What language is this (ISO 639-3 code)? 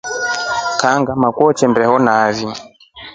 rof